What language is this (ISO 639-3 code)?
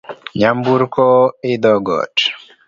luo